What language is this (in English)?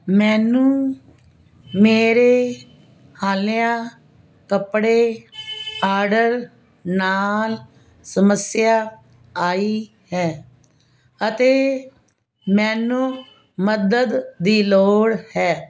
Punjabi